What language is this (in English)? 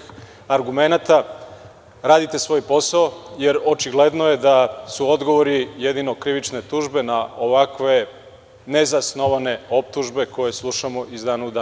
Serbian